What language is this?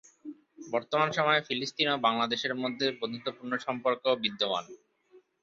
Bangla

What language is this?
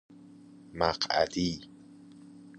Persian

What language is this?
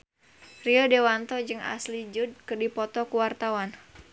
Sundanese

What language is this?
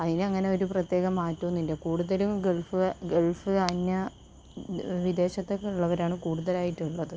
Malayalam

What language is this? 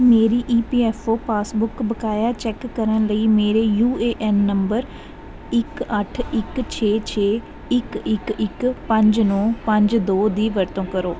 Punjabi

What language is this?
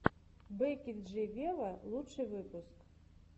Russian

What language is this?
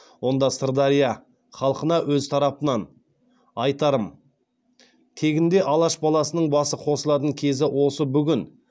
Kazakh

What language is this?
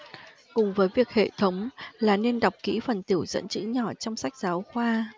Vietnamese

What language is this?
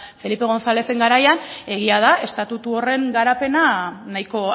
Basque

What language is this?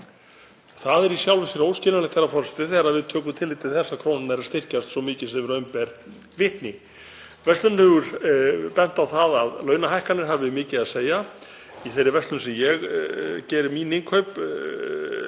Icelandic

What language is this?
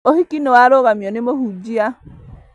Kikuyu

